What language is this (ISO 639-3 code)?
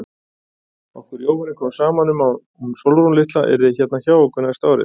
isl